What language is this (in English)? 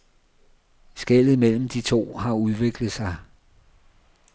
Danish